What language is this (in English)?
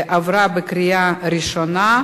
Hebrew